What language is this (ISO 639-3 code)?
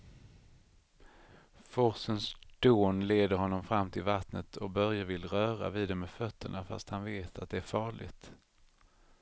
swe